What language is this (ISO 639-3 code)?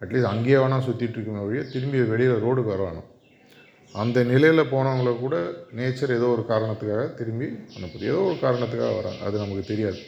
tam